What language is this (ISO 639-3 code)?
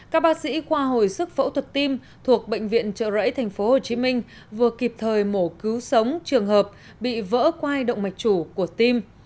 vie